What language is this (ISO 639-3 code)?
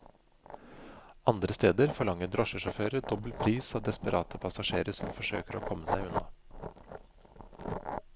nor